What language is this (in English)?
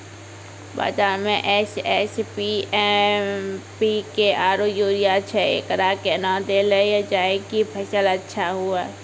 Maithili